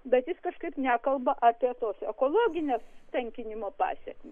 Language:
Lithuanian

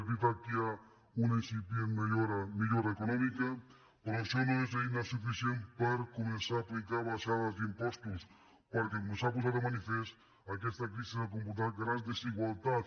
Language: Catalan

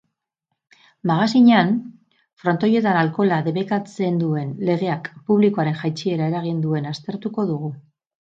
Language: Basque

